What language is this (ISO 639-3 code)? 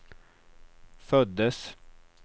swe